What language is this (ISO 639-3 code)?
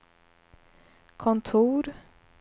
swe